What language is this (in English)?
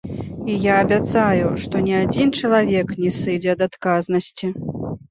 Belarusian